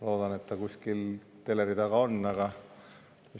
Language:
Estonian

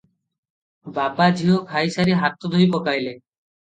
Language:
Odia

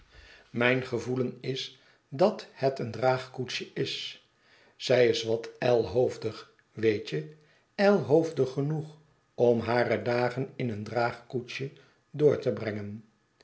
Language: Dutch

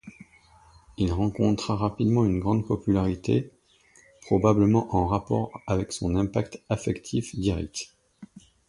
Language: French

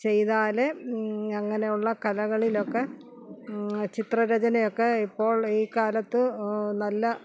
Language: Malayalam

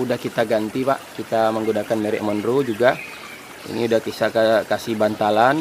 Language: Indonesian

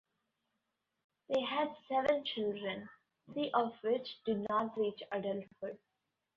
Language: English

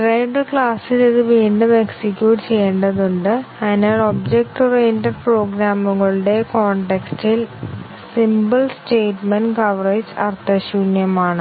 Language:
Malayalam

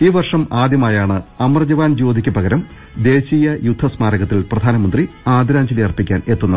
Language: Malayalam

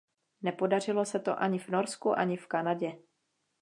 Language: Czech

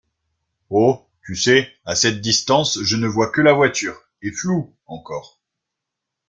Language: French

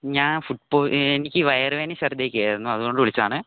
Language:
Malayalam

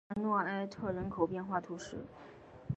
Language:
Chinese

